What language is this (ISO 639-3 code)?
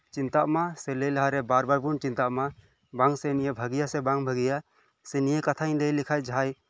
sat